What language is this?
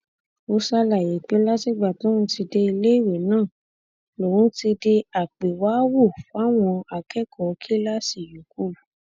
Yoruba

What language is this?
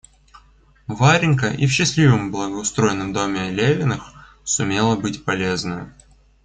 Russian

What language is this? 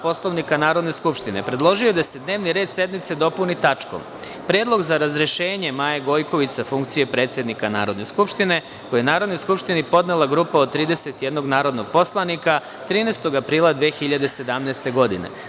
Serbian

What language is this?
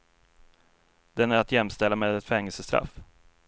Swedish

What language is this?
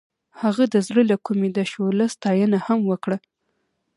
Pashto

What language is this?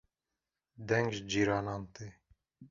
Kurdish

